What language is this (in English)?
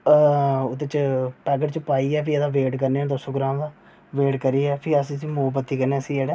Dogri